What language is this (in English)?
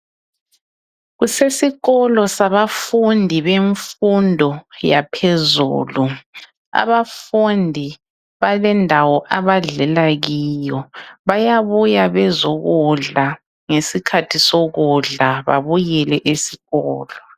North Ndebele